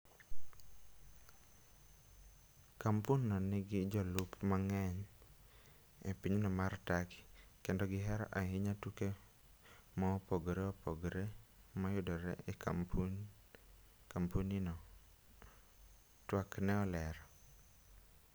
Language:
Luo (Kenya and Tanzania)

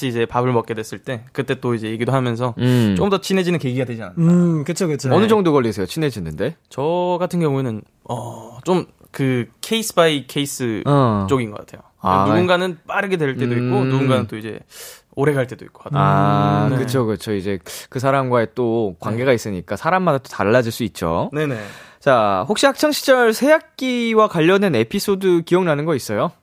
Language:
Korean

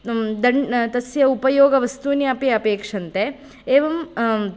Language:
Sanskrit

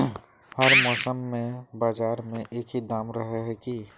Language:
Magahi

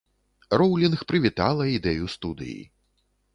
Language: Belarusian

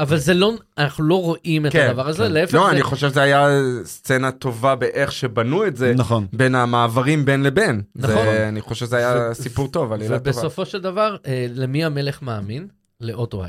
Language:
Hebrew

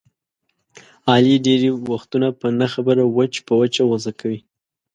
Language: Pashto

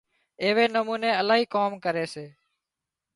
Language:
Wadiyara Koli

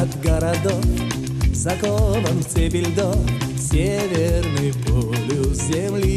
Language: Russian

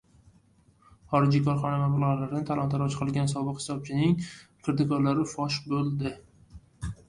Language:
Uzbek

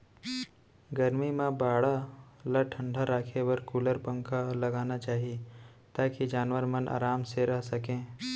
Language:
Chhattisgarhi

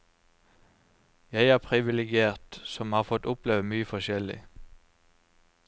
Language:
Norwegian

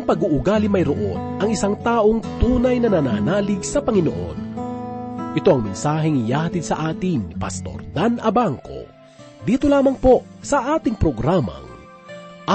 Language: Filipino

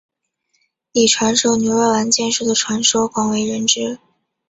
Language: Chinese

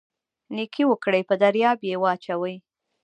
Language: Pashto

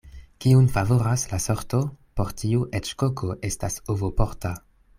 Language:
Esperanto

